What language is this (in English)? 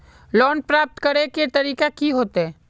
Magahi